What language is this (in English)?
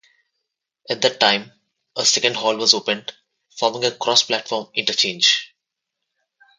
English